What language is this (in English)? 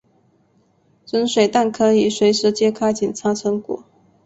Chinese